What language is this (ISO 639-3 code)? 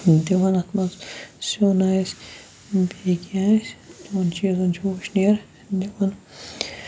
kas